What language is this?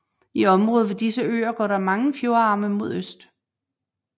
Danish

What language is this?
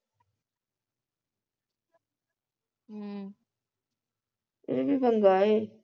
Punjabi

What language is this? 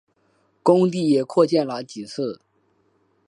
Chinese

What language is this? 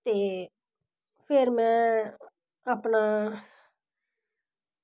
Dogri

